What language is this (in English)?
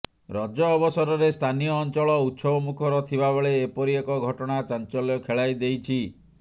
Odia